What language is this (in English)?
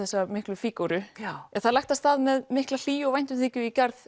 Icelandic